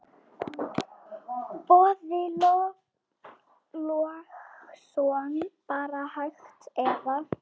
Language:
Icelandic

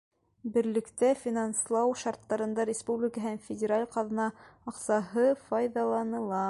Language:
Bashkir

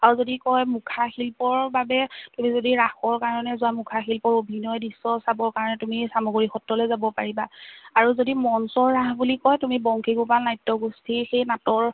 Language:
Assamese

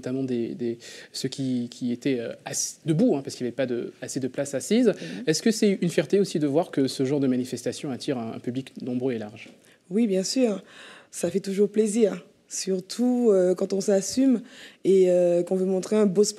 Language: French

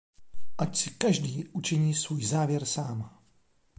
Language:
Czech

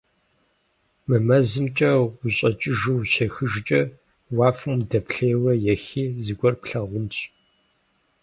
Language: Kabardian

